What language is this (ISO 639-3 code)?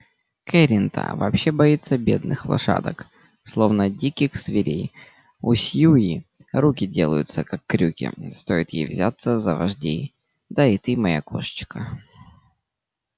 rus